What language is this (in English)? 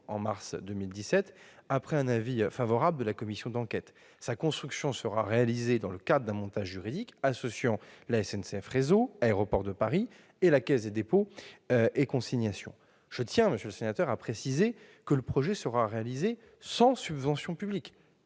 French